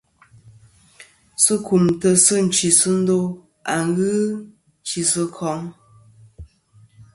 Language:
Kom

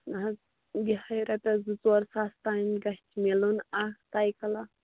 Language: Kashmiri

